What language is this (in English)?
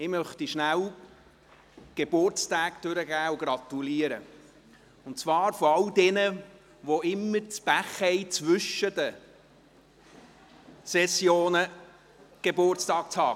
Swiss German